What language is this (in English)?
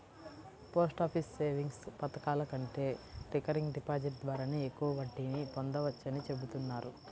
Telugu